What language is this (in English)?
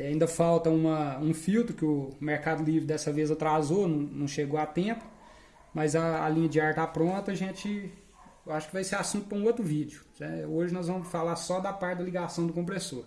Portuguese